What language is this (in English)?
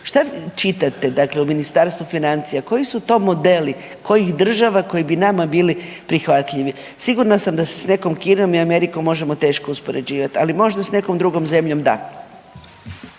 Croatian